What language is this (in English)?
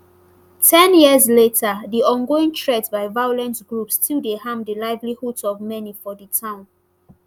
Nigerian Pidgin